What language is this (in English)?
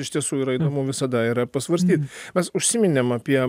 Lithuanian